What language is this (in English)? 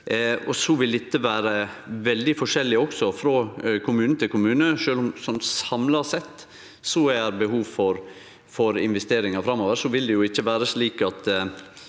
Norwegian